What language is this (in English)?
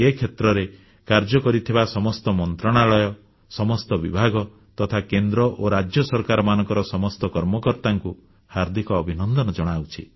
Odia